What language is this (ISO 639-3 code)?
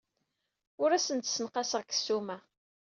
kab